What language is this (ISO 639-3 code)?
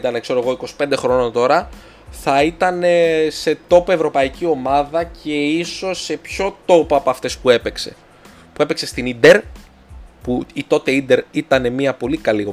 ell